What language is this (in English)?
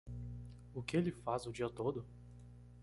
Portuguese